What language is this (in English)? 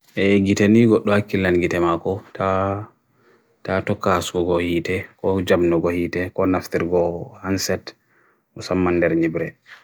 Bagirmi Fulfulde